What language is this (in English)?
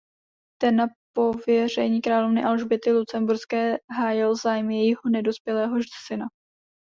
Czech